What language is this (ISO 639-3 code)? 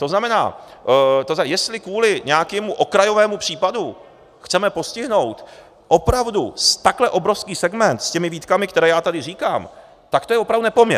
ces